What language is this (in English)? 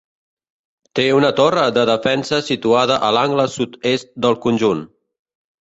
Catalan